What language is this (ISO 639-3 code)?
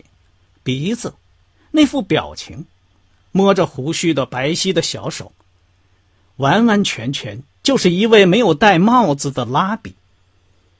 zho